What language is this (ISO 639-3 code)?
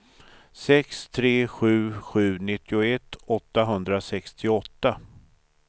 swe